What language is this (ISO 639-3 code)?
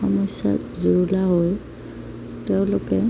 asm